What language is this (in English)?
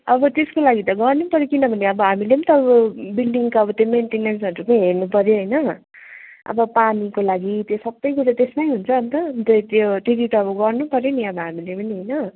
Nepali